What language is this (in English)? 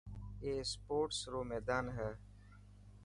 Dhatki